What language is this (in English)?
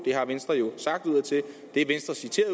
Danish